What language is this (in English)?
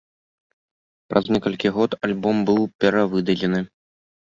Belarusian